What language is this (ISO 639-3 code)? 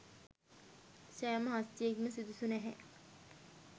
sin